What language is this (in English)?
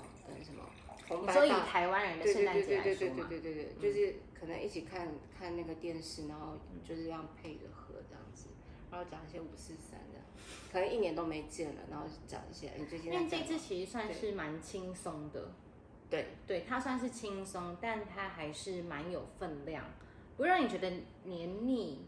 Chinese